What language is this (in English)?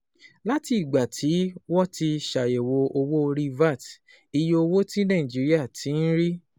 Yoruba